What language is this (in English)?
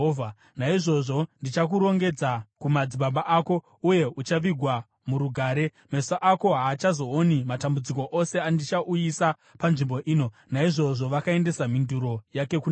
Shona